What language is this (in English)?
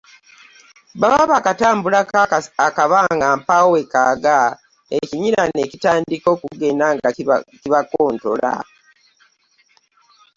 Ganda